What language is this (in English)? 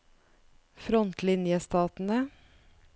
Norwegian